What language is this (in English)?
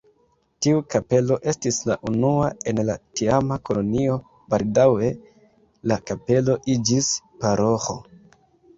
Esperanto